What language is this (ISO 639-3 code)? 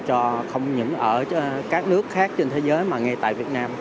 vie